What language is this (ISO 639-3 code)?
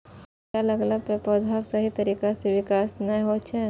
mai